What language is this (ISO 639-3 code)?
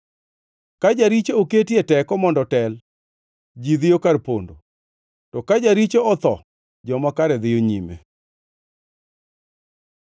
luo